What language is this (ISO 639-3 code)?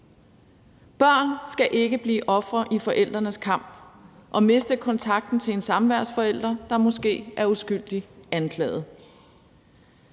dan